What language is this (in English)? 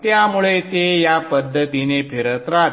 Marathi